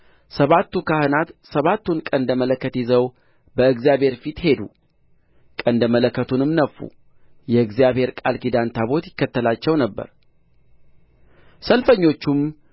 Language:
Amharic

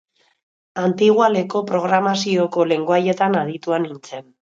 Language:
Basque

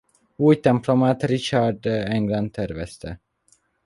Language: Hungarian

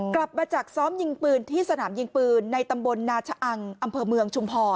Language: Thai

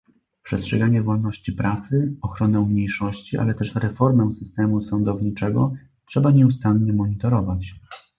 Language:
Polish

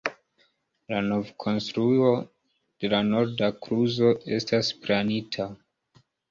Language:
Esperanto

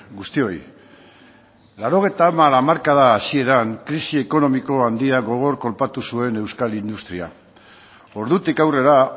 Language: Basque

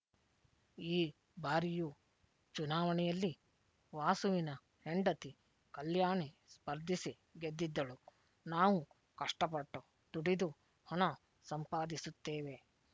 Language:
Kannada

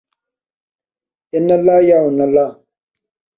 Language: Saraiki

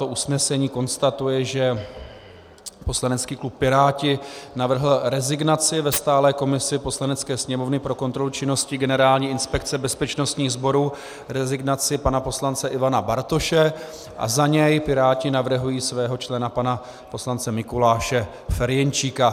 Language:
Czech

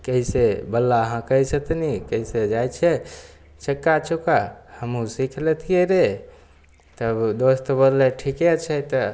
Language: Maithili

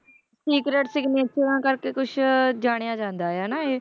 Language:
Punjabi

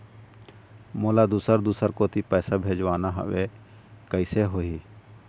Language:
Chhattisgarhi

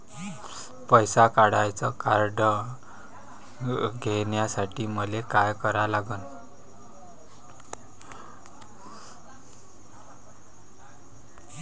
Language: Marathi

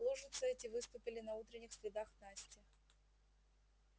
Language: Russian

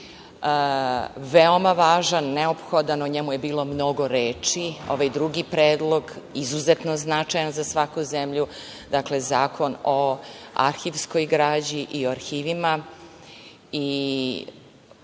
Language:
Serbian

